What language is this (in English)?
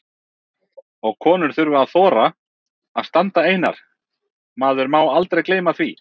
Icelandic